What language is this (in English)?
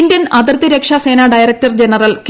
Malayalam